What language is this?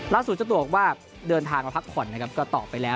Thai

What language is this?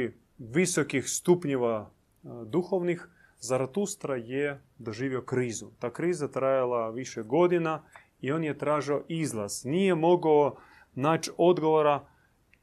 Croatian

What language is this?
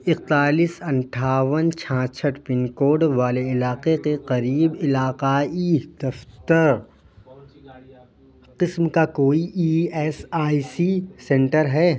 Urdu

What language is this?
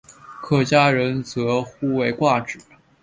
Chinese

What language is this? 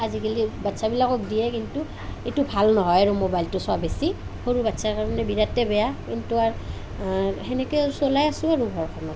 Assamese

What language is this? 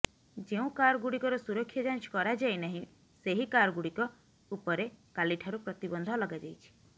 Odia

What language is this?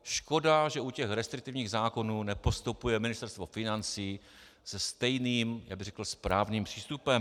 Czech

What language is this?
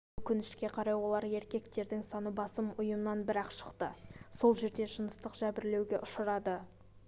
Kazakh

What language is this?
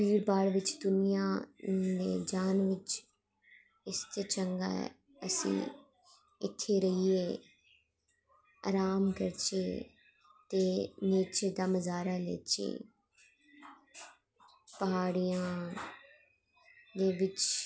Dogri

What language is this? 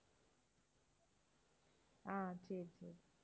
Tamil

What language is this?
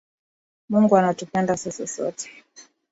Swahili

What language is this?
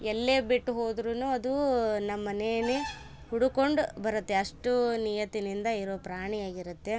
Kannada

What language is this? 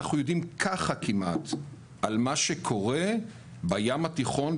Hebrew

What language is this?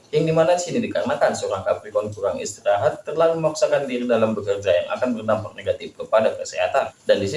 Indonesian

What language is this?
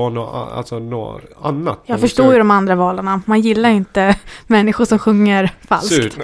Swedish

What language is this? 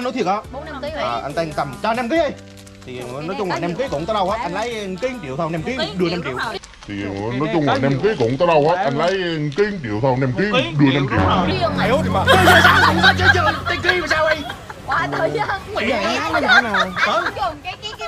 Vietnamese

